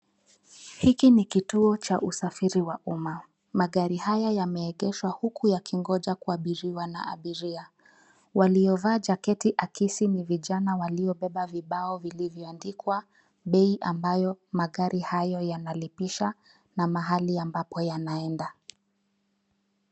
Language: Swahili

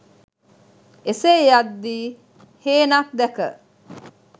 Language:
Sinhala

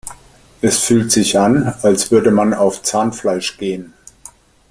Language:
German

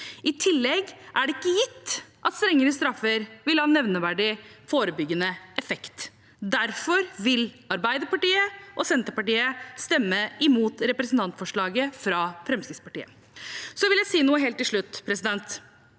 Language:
Norwegian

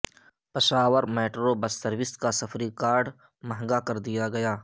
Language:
Urdu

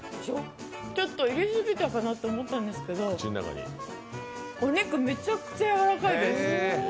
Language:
Japanese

